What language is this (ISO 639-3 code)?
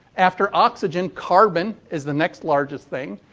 eng